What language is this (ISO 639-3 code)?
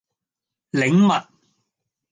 yue